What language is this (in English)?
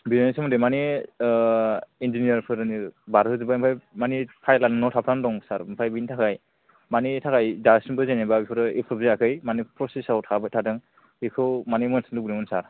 Bodo